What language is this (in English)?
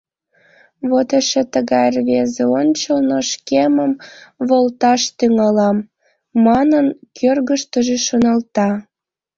Mari